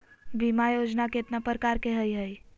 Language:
Magahi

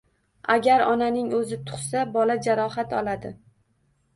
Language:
Uzbek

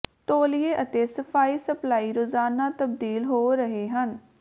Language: Punjabi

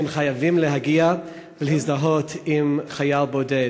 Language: Hebrew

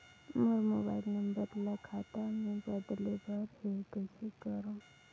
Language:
Chhattisgarhi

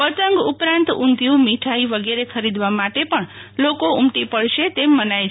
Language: Gujarati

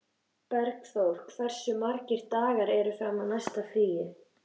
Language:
Icelandic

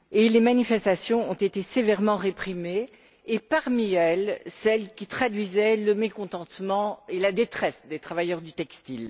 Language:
French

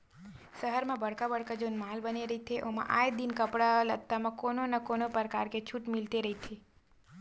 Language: Chhattisgarhi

